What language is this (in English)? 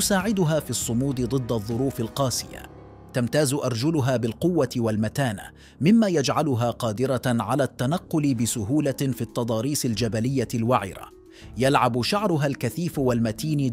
Arabic